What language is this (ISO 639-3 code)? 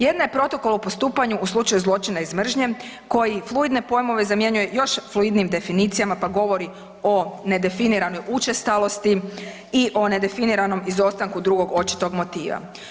hrv